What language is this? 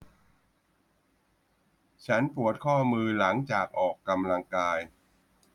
Thai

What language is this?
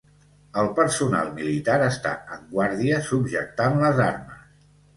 Catalan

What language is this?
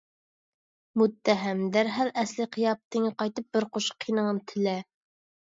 Uyghur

